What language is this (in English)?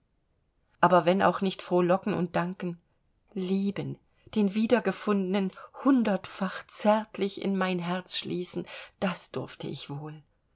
German